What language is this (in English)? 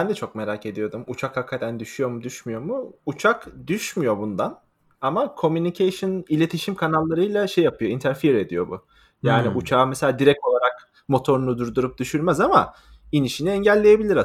Turkish